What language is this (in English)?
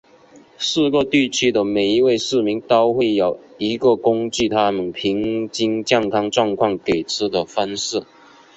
Chinese